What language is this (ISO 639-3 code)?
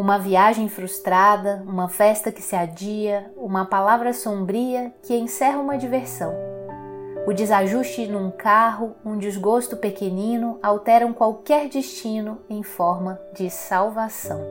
por